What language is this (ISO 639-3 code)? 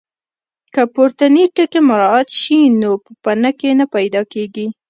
pus